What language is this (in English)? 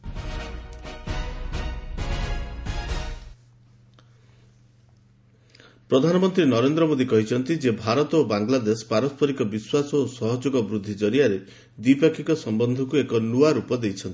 Odia